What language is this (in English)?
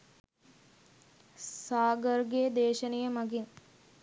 Sinhala